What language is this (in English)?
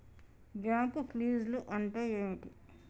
Telugu